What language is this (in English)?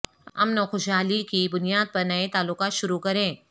Urdu